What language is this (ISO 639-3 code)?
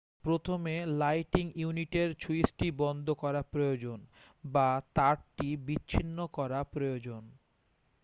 ben